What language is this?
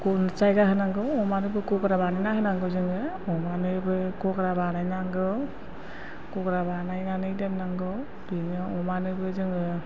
Bodo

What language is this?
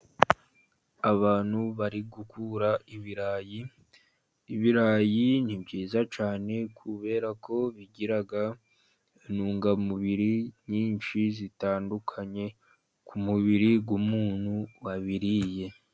Kinyarwanda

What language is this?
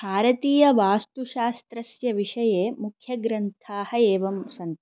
Sanskrit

